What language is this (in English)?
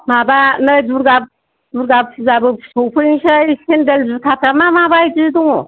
Bodo